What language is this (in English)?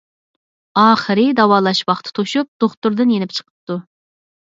Uyghur